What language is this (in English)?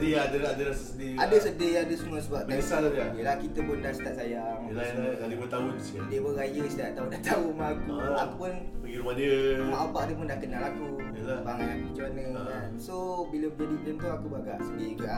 Malay